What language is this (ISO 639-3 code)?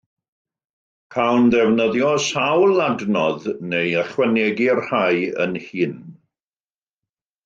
cym